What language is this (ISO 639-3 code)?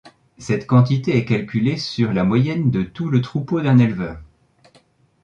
fra